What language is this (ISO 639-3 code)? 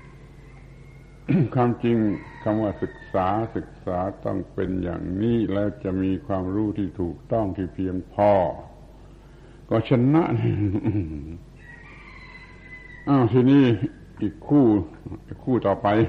tha